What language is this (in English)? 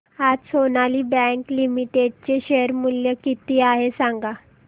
Marathi